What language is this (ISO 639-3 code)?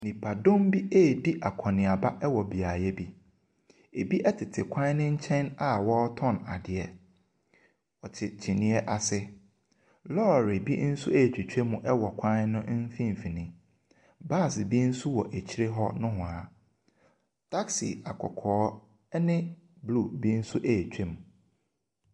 aka